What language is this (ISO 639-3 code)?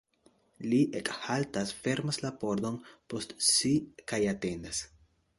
epo